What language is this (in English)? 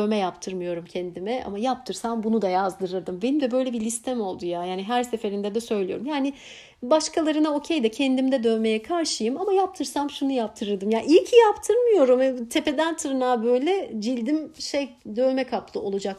Turkish